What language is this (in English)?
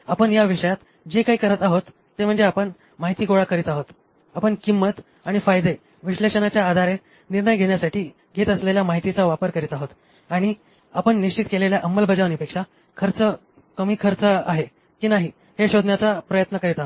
Marathi